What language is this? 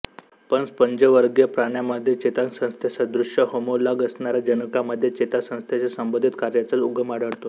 Marathi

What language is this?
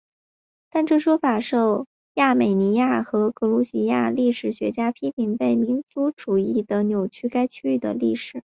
Chinese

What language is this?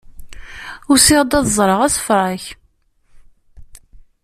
Kabyle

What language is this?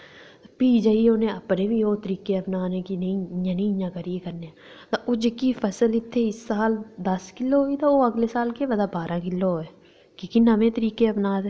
Dogri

